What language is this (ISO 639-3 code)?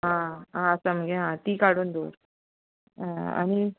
kok